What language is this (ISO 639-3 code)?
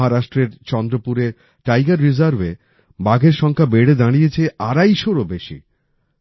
ben